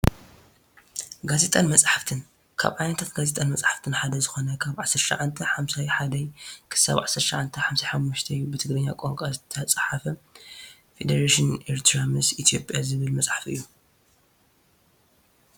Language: Tigrinya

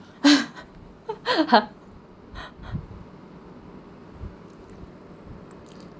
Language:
English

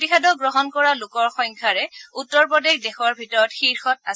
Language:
Assamese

